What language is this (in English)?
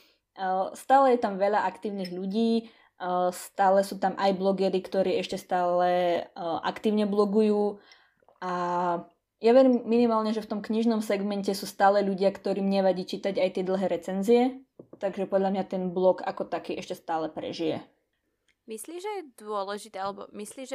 Slovak